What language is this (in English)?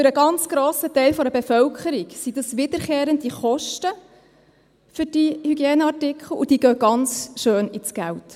Swiss German